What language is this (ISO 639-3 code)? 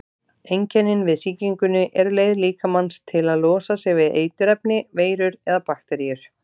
isl